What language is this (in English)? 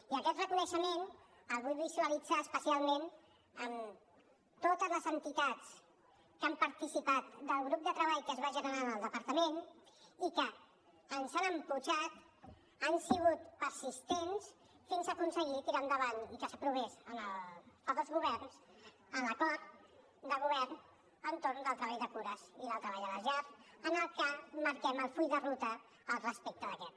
Catalan